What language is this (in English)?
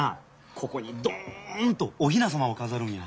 Japanese